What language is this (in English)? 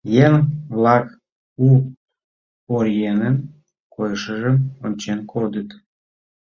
Mari